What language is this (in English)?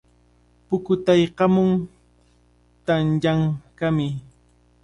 Cajatambo North Lima Quechua